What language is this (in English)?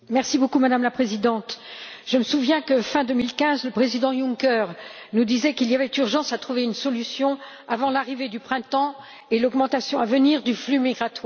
French